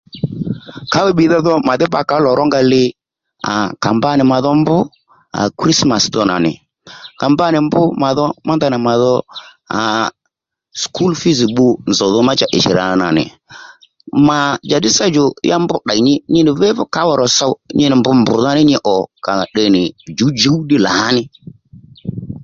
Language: Lendu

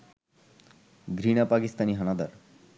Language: Bangla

